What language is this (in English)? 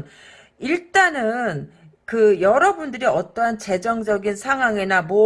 Korean